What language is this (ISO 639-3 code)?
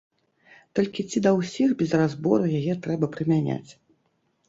bel